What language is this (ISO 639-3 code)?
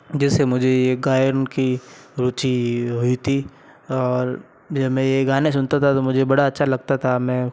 hin